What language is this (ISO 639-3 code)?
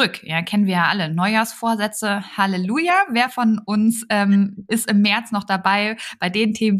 deu